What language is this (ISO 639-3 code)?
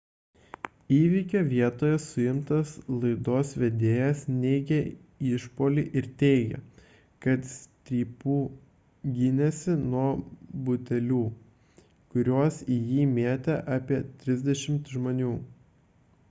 lit